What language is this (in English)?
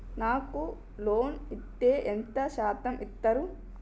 Telugu